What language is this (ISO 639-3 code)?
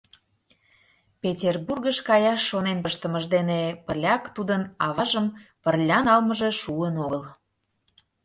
chm